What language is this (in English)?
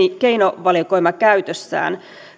Finnish